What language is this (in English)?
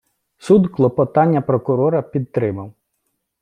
Ukrainian